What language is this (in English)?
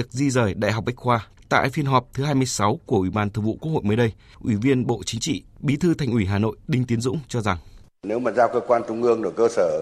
Vietnamese